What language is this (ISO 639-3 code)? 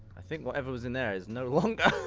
eng